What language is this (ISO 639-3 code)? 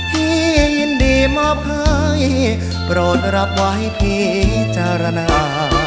tha